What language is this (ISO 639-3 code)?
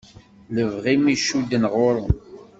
kab